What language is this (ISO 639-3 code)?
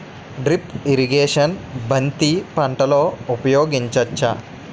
tel